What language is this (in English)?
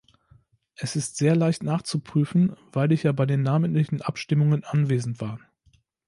German